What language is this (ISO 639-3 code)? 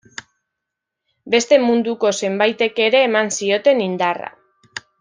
eus